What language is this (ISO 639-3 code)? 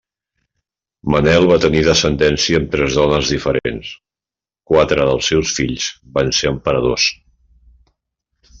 cat